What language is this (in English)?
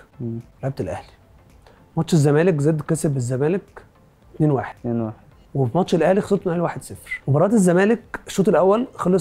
Arabic